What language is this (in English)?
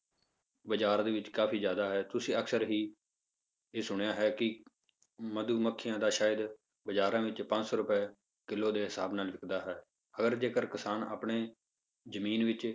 Punjabi